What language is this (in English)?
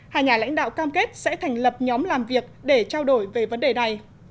Vietnamese